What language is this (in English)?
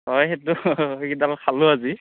Assamese